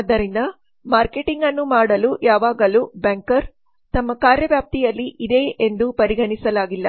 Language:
Kannada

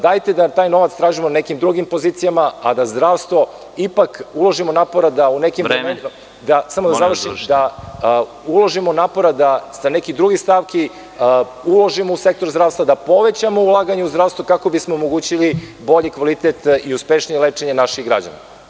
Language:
Serbian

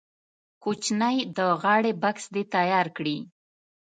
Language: Pashto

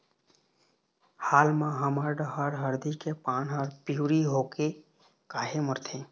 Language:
Chhattisgarhi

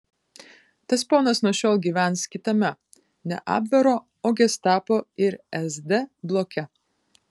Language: Lithuanian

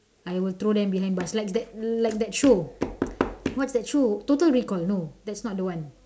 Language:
English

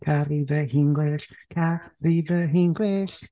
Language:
Welsh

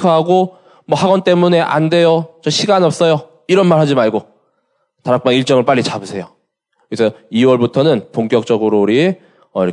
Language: Korean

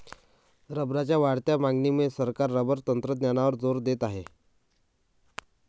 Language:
Marathi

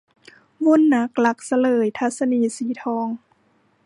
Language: Thai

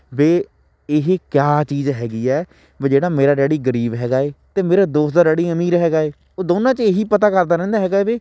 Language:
Punjabi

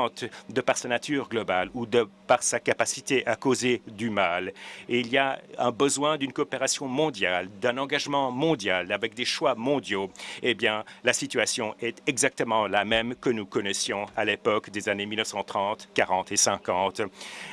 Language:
French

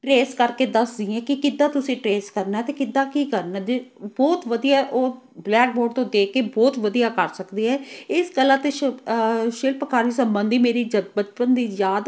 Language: Punjabi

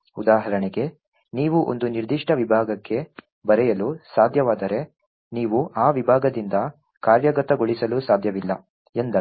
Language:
Kannada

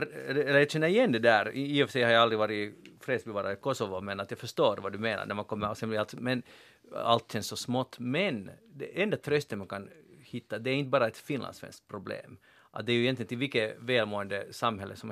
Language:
Swedish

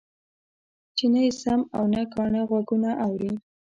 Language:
Pashto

